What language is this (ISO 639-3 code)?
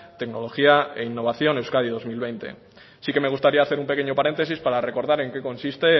spa